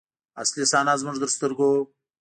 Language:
Pashto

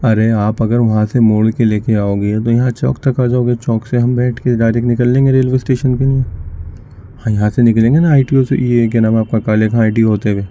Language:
Urdu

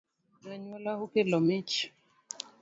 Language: Luo (Kenya and Tanzania)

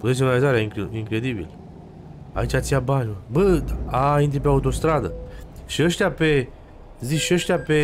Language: Romanian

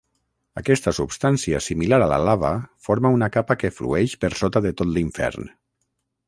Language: Catalan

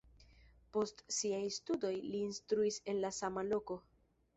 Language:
Esperanto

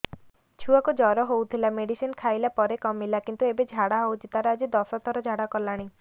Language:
Odia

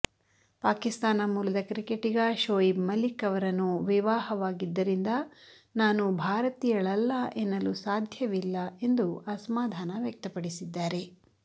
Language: Kannada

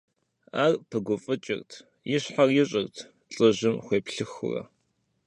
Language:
Kabardian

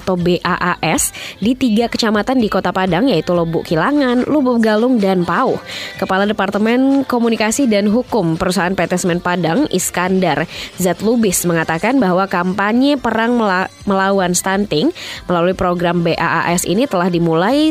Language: Indonesian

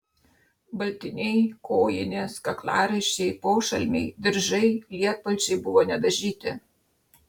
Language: Lithuanian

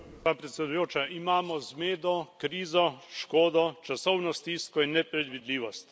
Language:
Slovenian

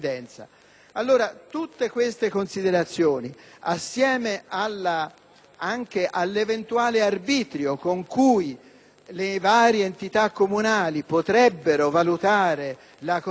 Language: Italian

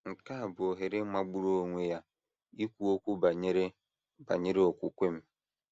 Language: Igbo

